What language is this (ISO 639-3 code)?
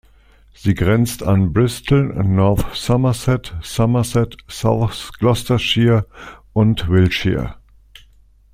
deu